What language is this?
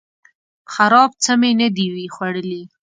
Pashto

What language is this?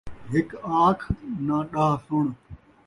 Saraiki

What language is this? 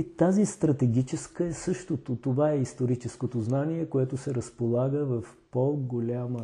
Bulgarian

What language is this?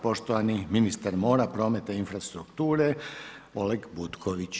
Croatian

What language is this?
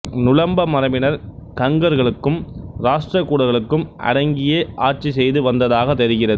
Tamil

